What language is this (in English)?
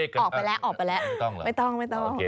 Thai